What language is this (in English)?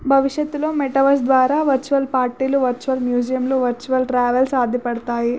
Telugu